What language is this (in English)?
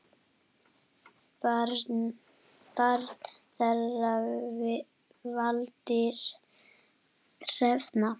Icelandic